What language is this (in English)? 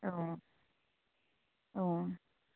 Bodo